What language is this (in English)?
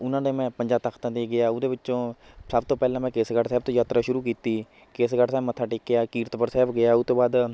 Punjabi